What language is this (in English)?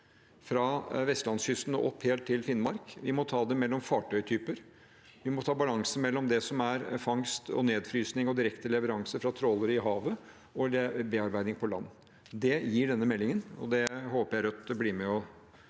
Norwegian